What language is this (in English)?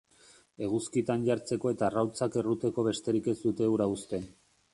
Basque